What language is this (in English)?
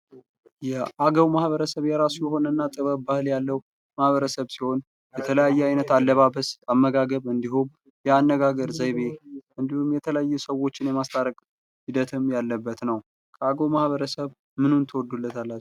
Amharic